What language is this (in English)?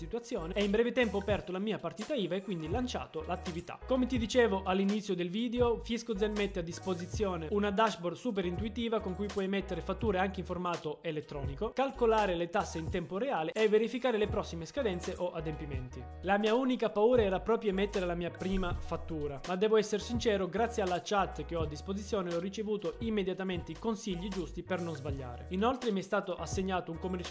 Italian